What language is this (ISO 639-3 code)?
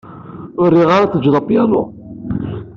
kab